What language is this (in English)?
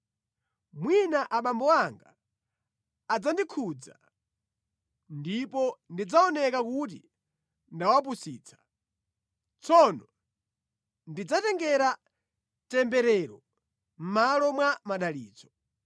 Nyanja